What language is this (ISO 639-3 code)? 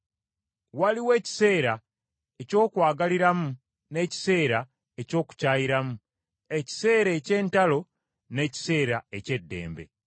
lug